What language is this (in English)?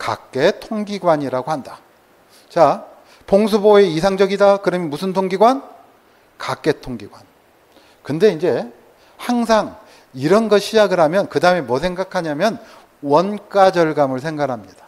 Korean